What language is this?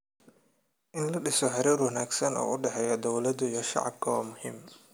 Somali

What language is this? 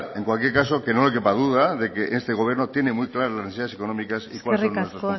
Spanish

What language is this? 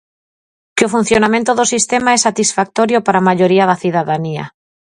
Galician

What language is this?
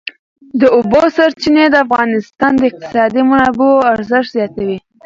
Pashto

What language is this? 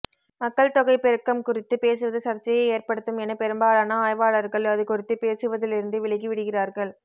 Tamil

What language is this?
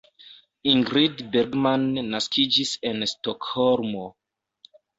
Esperanto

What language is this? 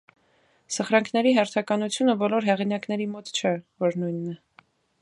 Armenian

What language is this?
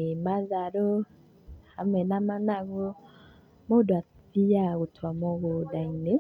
Kikuyu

